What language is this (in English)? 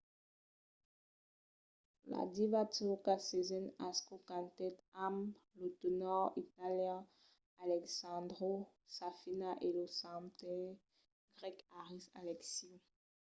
Occitan